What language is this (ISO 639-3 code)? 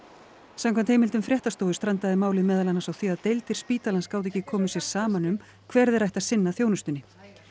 isl